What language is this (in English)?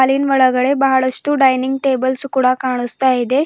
Kannada